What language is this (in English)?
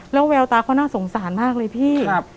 Thai